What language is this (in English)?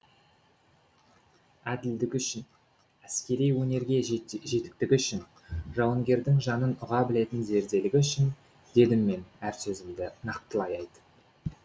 Kazakh